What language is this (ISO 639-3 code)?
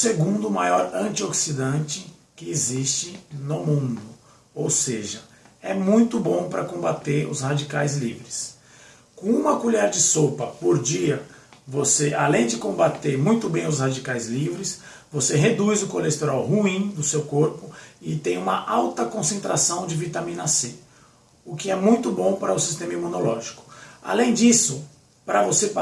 por